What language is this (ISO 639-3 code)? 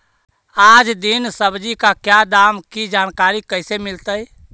mag